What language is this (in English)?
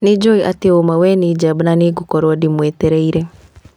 Kikuyu